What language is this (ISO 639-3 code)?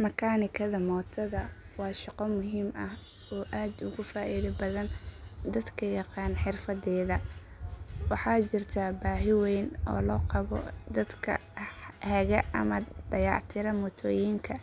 som